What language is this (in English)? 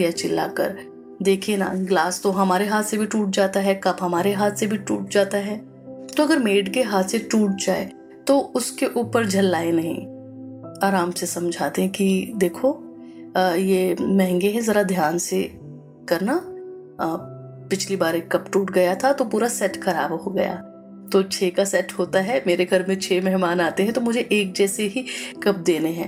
Hindi